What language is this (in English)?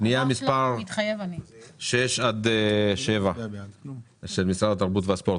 Hebrew